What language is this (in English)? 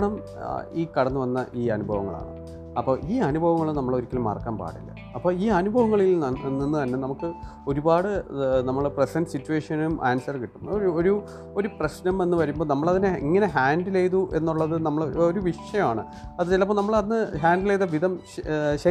Malayalam